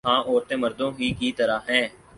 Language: Urdu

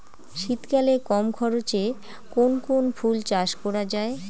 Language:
Bangla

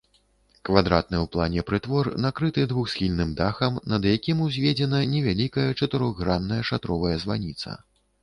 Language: Belarusian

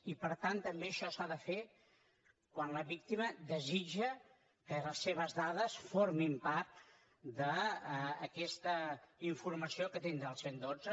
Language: Catalan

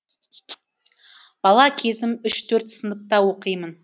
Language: Kazakh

